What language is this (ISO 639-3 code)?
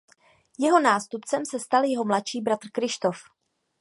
ces